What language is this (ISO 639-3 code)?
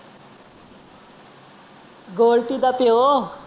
pan